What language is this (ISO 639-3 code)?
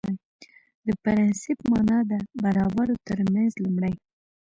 pus